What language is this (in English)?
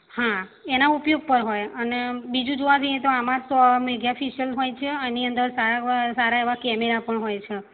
Gujarati